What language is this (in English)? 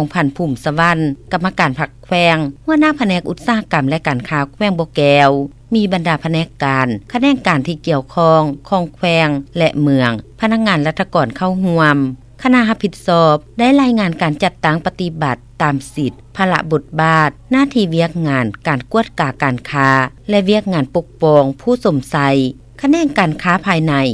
Thai